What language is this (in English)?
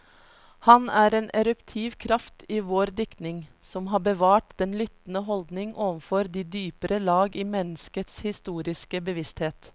Norwegian